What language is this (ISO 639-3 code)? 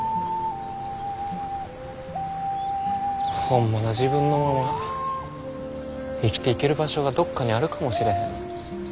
jpn